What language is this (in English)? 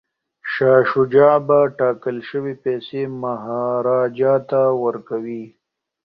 Pashto